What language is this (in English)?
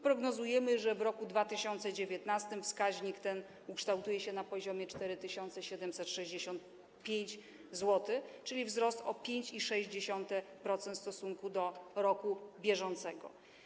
Polish